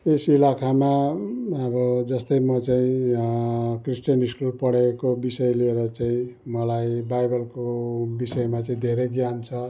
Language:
Nepali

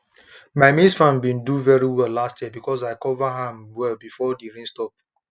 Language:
Nigerian Pidgin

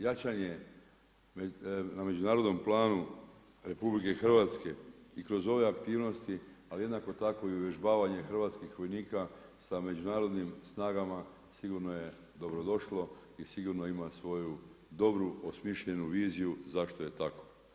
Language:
Croatian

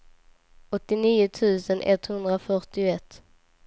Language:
Swedish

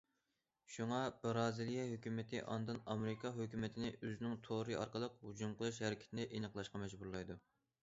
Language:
Uyghur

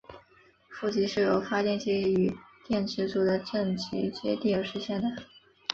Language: Chinese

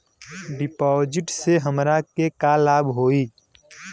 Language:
Bhojpuri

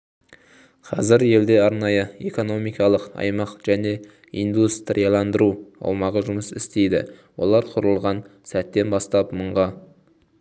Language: Kazakh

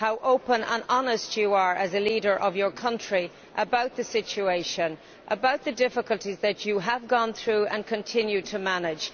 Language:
English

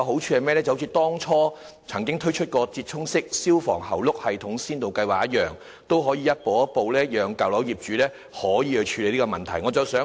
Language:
Cantonese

